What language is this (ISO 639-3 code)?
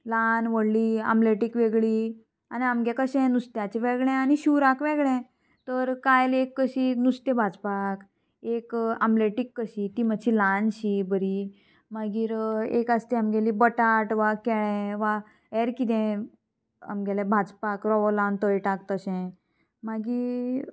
kok